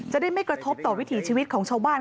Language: Thai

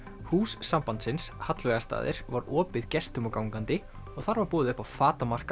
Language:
Icelandic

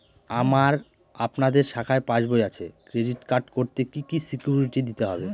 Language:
Bangla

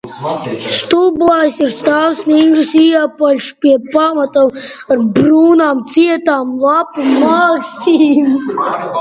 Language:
Latvian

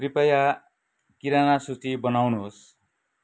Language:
Nepali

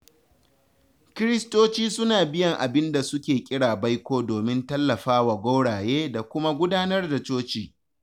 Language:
Hausa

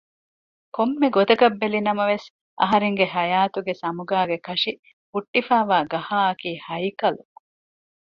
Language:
Divehi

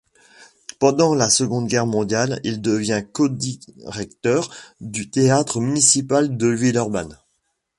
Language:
French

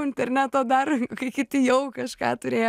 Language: Lithuanian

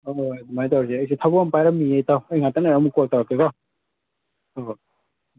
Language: Manipuri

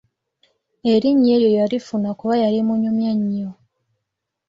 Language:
Ganda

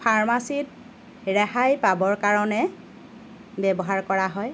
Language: Assamese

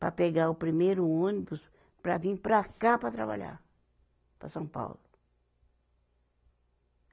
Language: Portuguese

